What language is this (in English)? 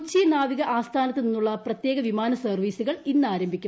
Malayalam